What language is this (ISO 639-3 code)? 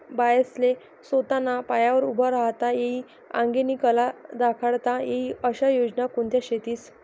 mar